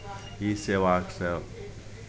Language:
Maithili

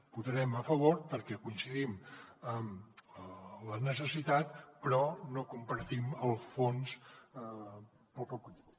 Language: Catalan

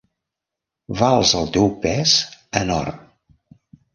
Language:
Catalan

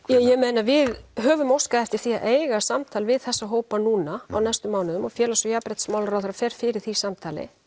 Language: Icelandic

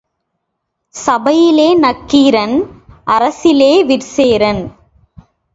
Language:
Tamil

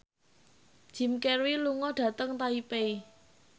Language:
Javanese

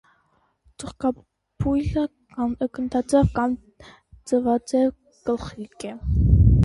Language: Armenian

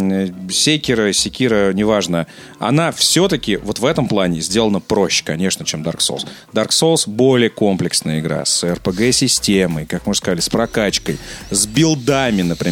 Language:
Russian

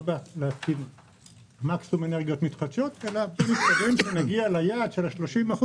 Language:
Hebrew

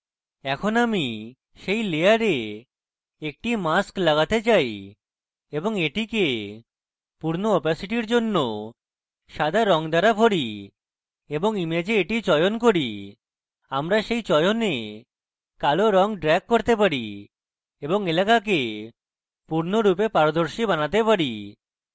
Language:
Bangla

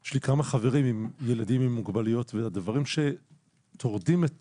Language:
Hebrew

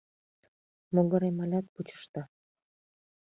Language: Mari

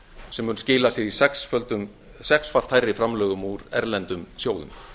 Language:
Icelandic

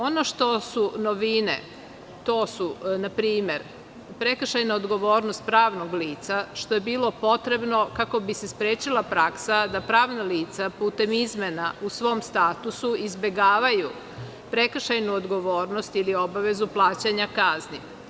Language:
Serbian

